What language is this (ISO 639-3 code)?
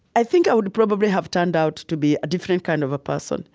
eng